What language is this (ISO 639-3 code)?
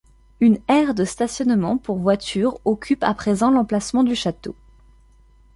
fra